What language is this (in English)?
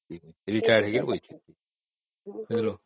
Odia